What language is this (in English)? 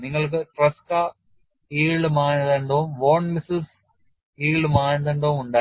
Malayalam